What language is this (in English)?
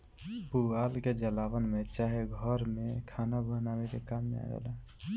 Bhojpuri